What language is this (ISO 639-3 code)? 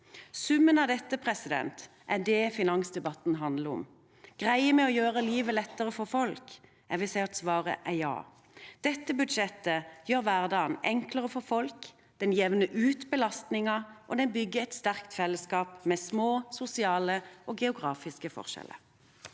nor